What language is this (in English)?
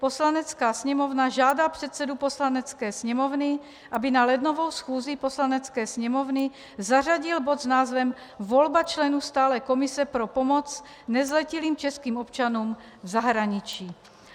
Czech